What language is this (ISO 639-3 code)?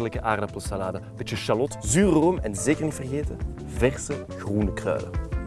nld